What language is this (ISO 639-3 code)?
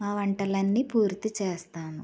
tel